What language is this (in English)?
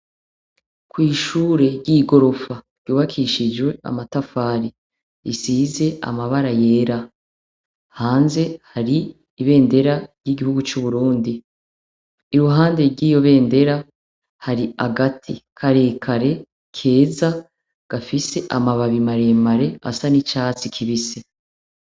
Rundi